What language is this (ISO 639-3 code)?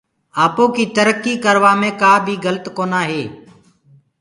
ggg